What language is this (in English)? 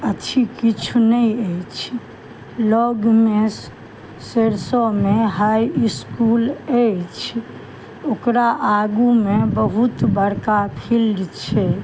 Maithili